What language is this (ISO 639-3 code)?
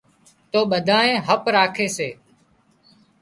kxp